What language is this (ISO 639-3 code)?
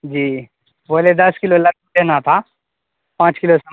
urd